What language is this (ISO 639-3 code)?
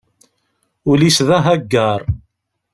kab